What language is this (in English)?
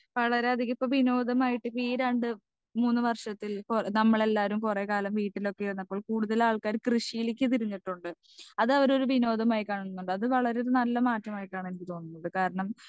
Malayalam